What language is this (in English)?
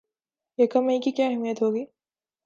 Urdu